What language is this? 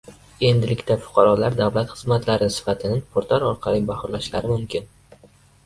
Uzbek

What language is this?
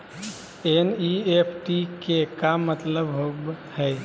Magahi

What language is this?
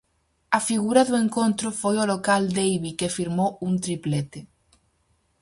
Galician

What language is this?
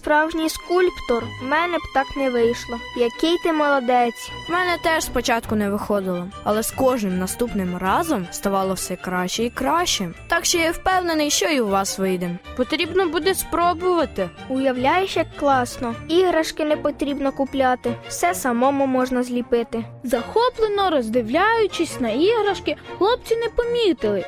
Ukrainian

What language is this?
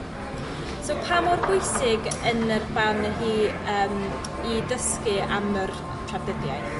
Welsh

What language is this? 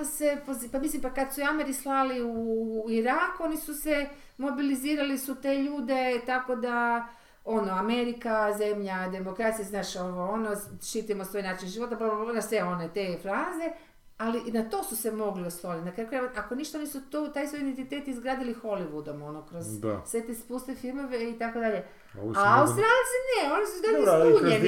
Croatian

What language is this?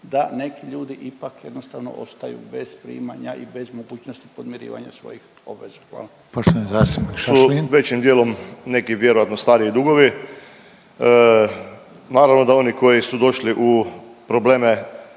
Croatian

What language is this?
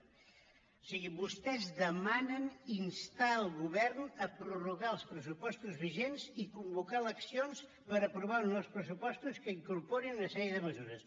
Catalan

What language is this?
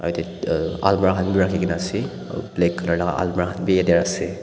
Naga Pidgin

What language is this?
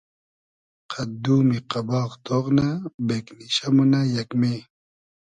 Hazaragi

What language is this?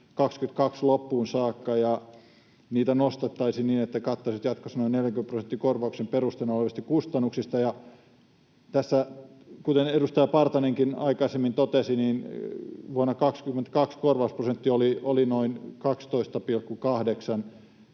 Finnish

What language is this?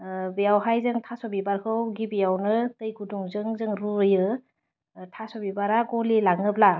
Bodo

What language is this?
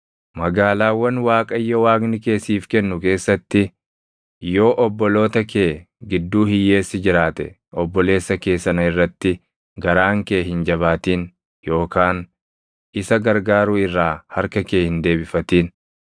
Oromo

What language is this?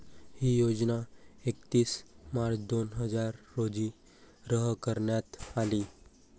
Marathi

